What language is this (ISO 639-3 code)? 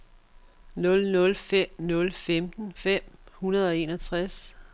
dan